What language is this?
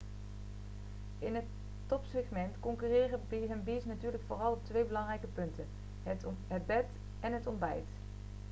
Dutch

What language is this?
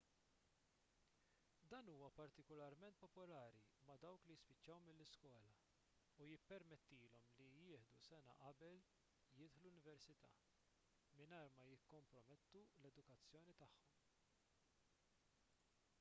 Maltese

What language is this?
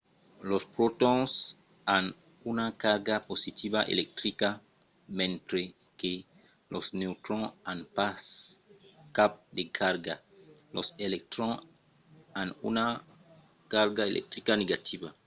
Occitan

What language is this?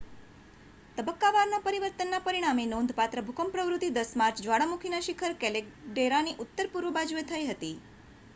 Gujarati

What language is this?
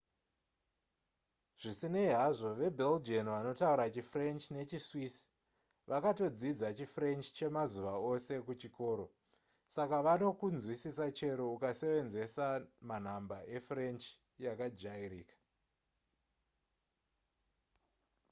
Shona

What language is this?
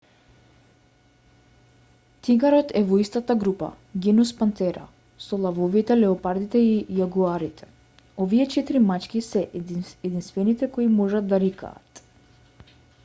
Macedonian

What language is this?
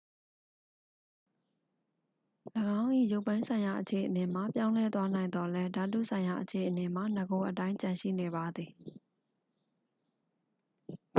Burmese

